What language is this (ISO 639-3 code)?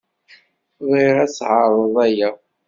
kab